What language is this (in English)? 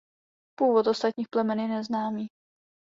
Czech